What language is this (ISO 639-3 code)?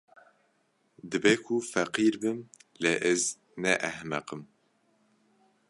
kur